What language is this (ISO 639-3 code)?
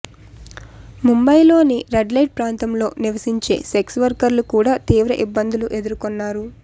tel